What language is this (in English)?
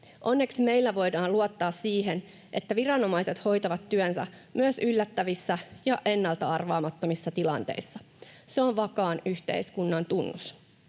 Finnish